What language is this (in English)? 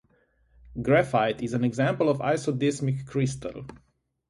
English